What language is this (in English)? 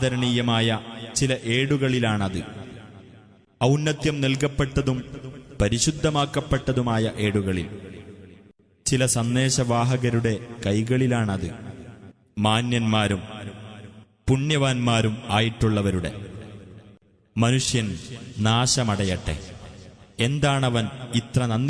Arabic